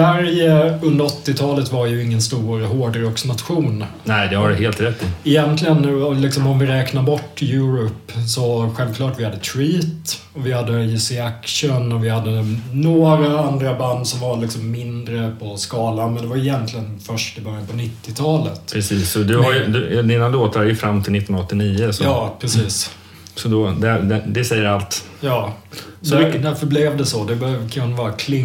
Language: Swedish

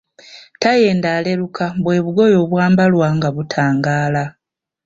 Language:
Ganda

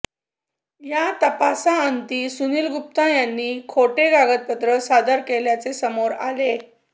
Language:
Marathi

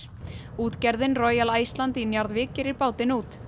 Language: Icelandic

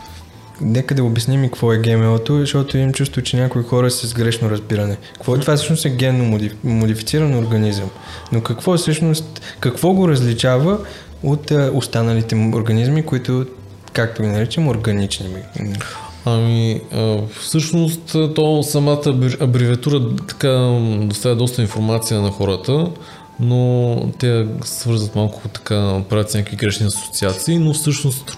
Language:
Bulgarian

